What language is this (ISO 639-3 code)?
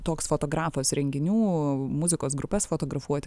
lit